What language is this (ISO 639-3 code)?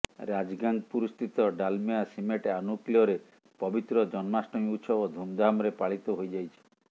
ori